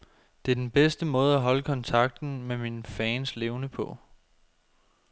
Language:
Danish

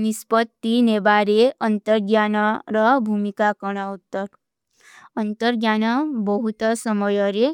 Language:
Kui (India)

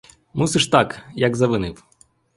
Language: Ukrainian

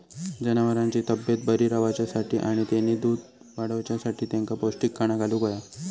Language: Marathi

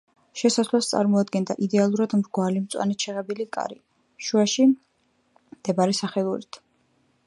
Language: Georgian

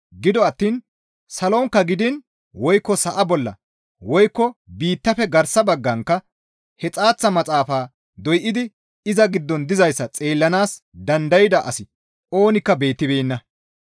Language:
Gamo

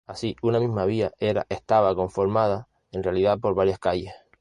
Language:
Spanish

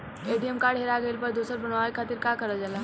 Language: Bhojpuri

